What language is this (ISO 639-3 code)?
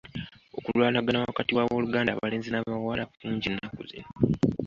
lug